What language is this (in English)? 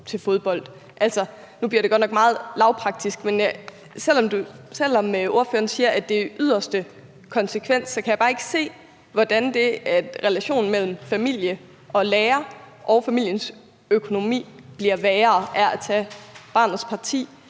Danish